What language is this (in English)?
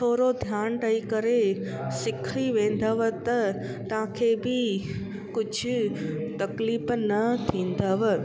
Sindhi